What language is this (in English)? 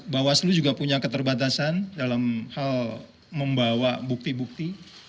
Indonesian